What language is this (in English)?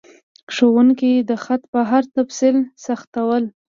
Pashto